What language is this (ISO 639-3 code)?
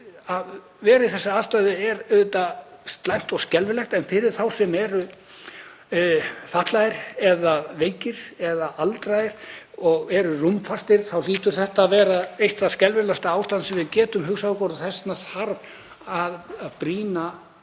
isl